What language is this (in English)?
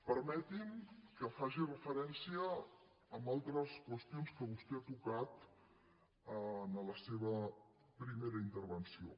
Catalan